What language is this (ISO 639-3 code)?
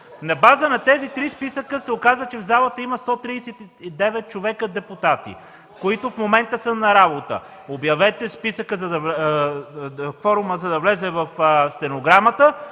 bul